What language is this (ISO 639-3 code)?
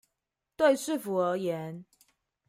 zho